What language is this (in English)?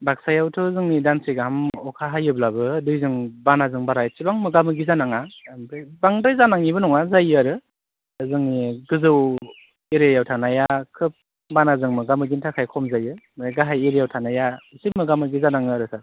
Bodo